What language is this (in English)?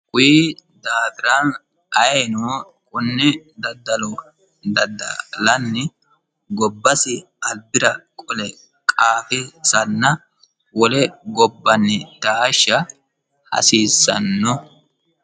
Sidamo